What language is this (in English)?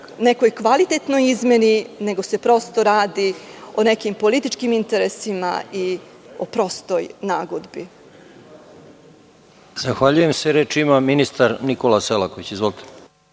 Serbian